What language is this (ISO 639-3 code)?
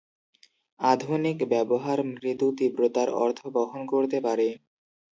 ben